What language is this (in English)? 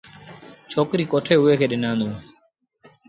Sindhi Bhil